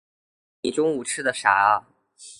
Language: Chinese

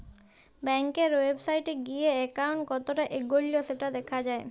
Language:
Bangla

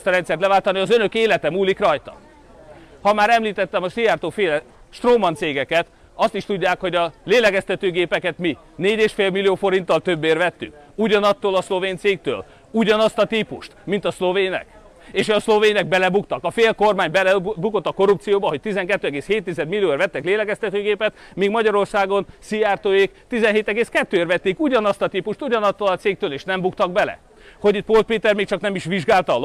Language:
Hungarian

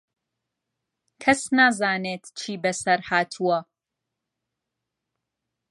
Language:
Central Kurdish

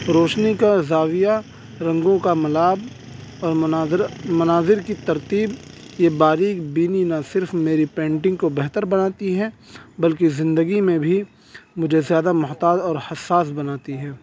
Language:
Urdu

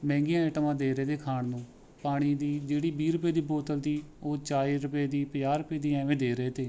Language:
Punjabi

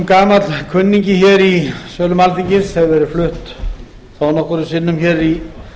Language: Icelandic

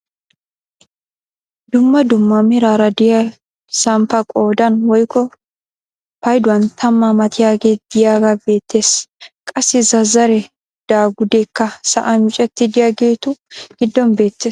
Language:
Wolaytta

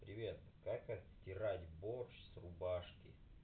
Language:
Russian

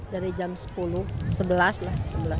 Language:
Indonesian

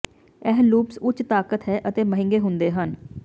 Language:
Punjabi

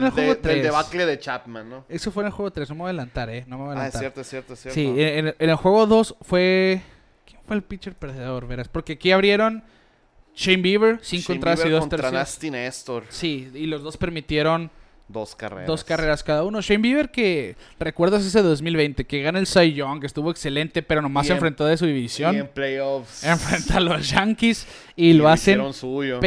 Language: Spanish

